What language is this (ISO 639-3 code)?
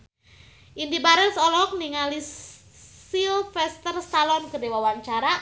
sun